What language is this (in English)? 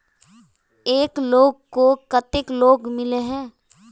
Magahi